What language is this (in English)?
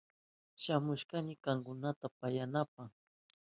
Southern Pastaza Quechua